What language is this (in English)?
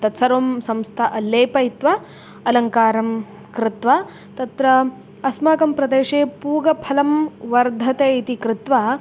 Sanskrit